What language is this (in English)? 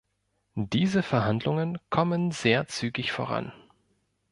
German